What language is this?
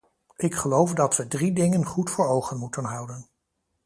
Dutch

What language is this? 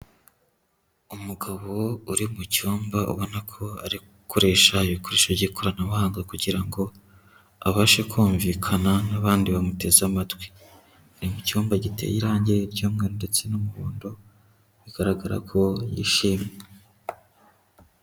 Kinyarwanda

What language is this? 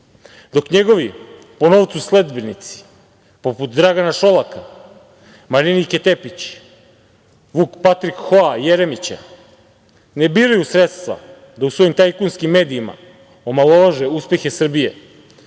Serbian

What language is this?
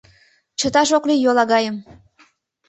Mari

